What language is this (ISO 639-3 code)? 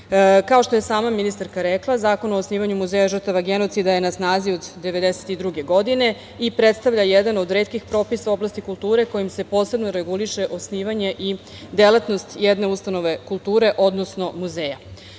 srp